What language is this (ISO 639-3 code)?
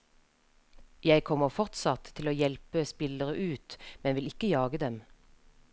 nor